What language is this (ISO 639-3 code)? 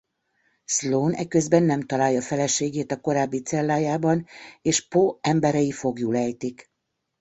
hun